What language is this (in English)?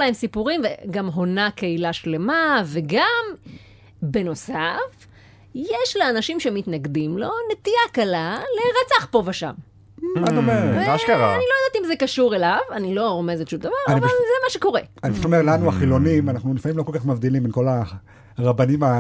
Hebrew